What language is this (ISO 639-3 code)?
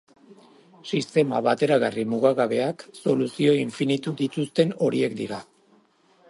eus